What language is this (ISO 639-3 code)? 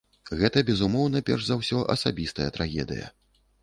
bel